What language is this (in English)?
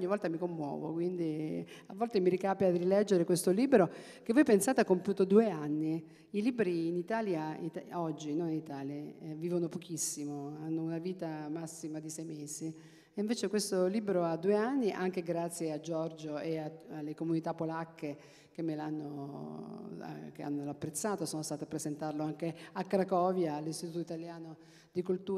Italian